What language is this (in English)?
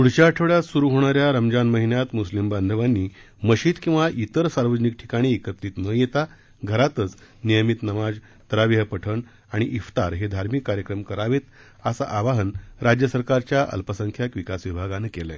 Marathi